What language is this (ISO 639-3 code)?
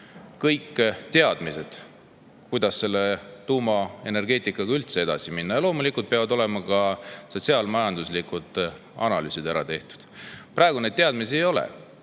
est